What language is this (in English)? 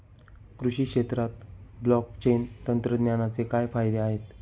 Marathi